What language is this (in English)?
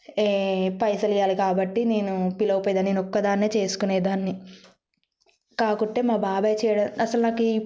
Telugu